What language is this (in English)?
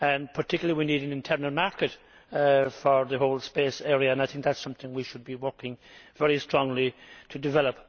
English